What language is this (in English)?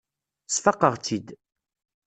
Kabyle